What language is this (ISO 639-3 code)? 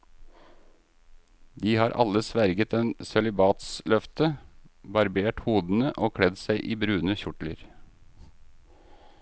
nor